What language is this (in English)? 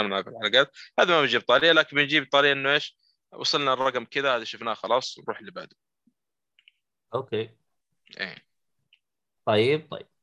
Arabic